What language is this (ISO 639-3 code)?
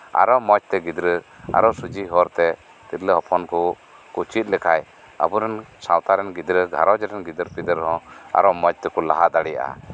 sat